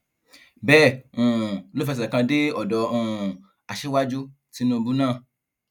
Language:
Yoruba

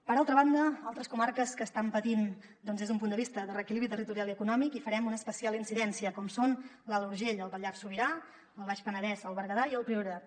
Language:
Catalan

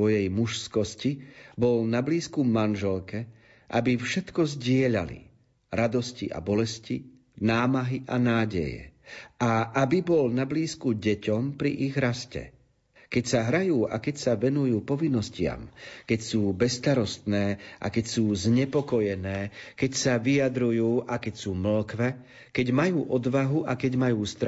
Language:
Slovak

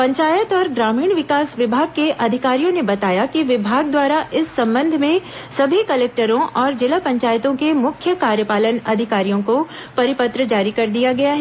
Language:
Hindi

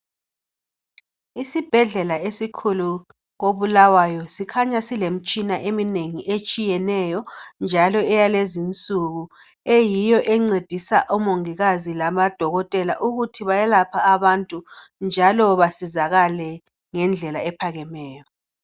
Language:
North Ndebele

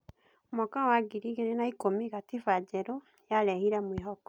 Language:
Kikuyu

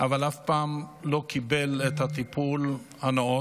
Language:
Hebrew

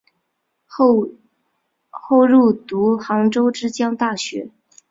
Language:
Chinese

